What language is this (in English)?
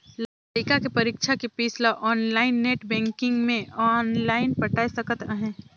Chhattisgarhi